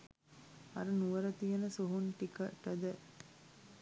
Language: Sinhala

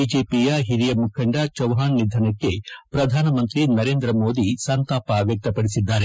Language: Kannada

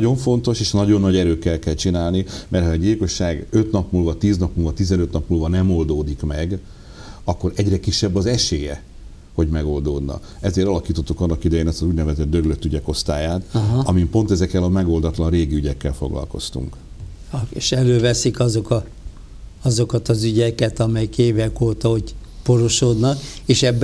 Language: Hungarian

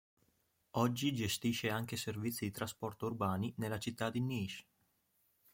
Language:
Italian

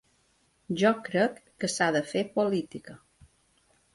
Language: Catalan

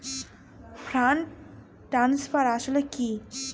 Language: Bangla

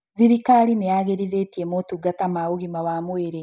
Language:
Kikuyu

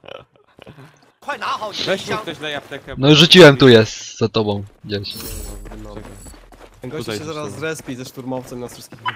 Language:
Polish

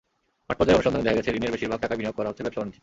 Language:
Bangla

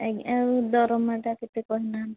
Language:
Odia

